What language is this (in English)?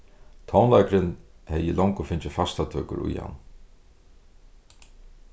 Faroese